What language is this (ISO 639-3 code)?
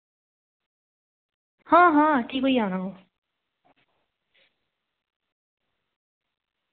doi